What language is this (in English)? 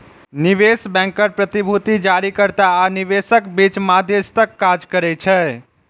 Maithili